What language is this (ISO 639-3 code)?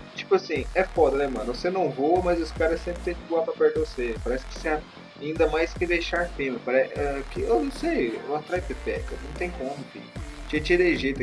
por